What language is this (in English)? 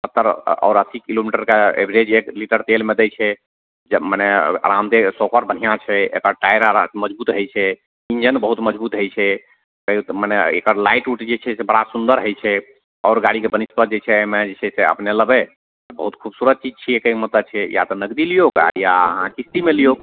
Maithili